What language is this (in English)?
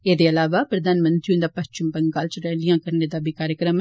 Dogri